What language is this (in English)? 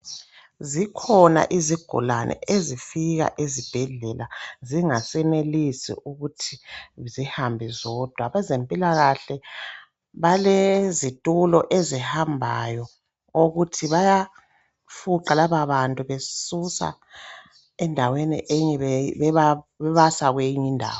North Ndebele